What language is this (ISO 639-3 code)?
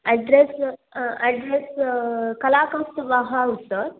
san